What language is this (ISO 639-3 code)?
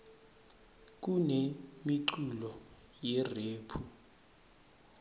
ssw